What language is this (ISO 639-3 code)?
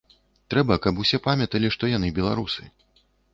bel